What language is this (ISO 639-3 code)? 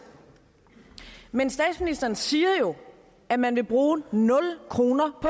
dan